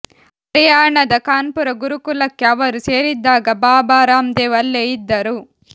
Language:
Kannada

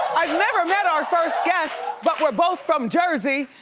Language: English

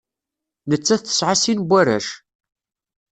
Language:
Kabyle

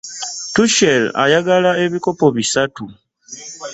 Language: Ganda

